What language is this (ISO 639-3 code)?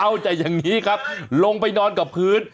tha